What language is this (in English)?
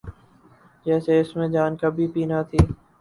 Urdu